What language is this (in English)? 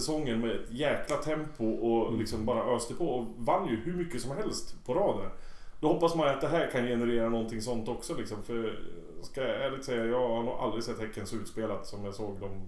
Swedish